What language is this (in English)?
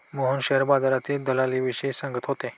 Marathi